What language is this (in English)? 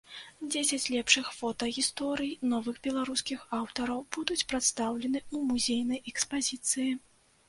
Belarusian